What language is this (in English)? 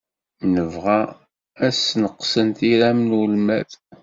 Kabyle